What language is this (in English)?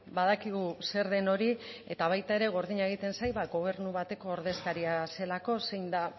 Basque